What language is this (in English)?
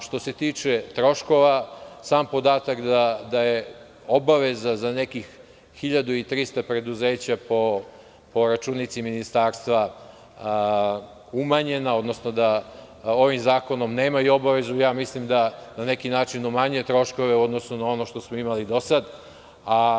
Serbian